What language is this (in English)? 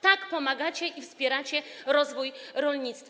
Polish